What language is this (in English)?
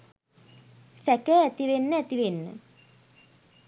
Sinhala